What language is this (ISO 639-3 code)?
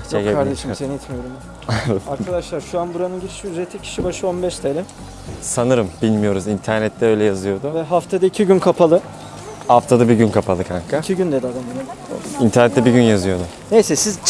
tur